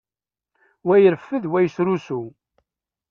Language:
Kabyle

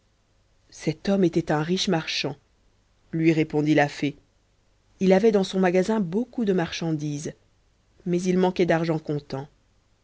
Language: French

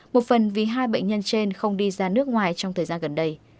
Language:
Vietnamese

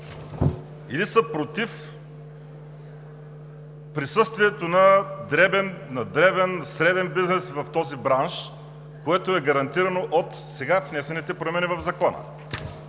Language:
Bulgarian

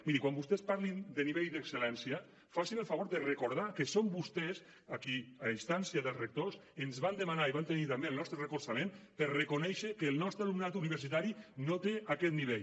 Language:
Catalan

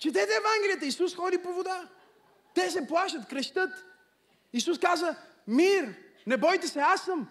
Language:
Bulgarian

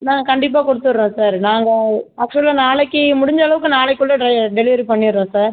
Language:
Tamil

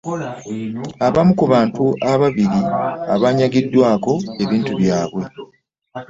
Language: Ganda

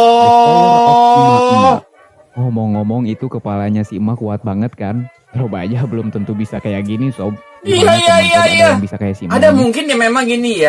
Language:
Indonesian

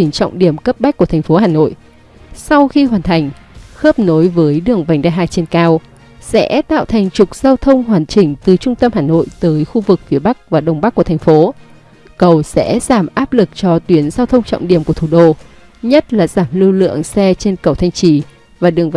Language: Vietnamese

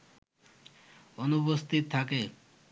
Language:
Bangla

